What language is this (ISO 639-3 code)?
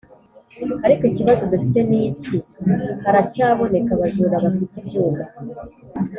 kin